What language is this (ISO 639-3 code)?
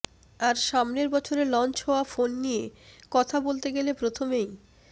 ben